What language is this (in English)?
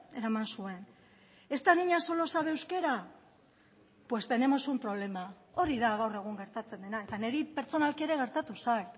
Basque